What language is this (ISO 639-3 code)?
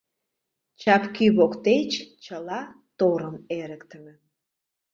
chm